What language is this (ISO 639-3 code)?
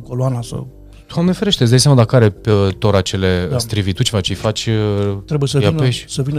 ron